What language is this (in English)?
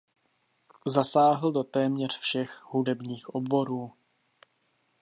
Czech